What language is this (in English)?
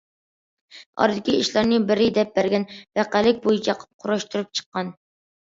Uyghur